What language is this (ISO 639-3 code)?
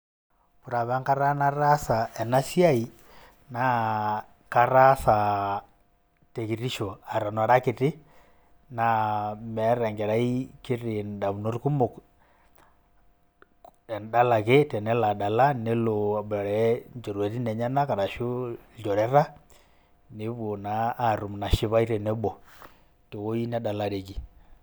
mas